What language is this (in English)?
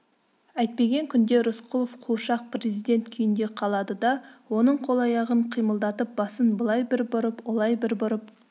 Kazakh